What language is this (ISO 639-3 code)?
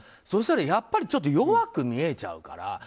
jpn